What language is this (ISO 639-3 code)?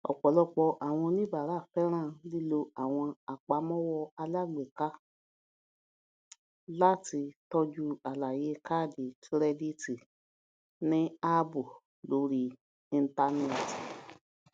yor